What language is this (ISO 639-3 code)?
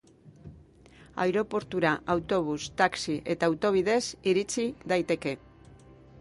eus